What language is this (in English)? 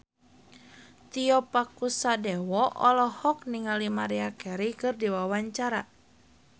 Sundanese